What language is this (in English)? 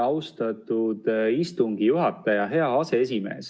Estonian